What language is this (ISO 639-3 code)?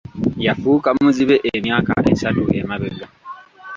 lug